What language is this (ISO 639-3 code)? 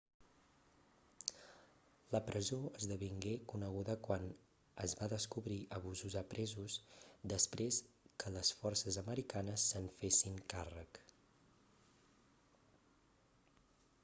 cat